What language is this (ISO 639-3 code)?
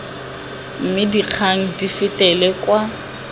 tsn